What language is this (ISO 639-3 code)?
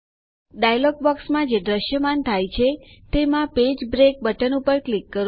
guj